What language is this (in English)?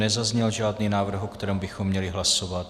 Czech